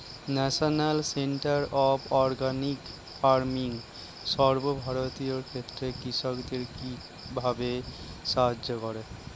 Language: Bangla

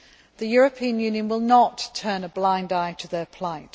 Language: English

